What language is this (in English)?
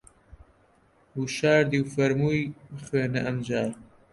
Central Kurdish